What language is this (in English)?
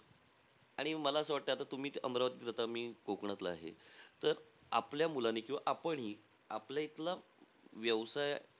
Marathi